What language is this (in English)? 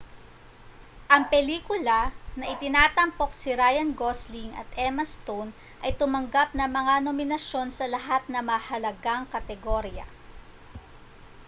Filipino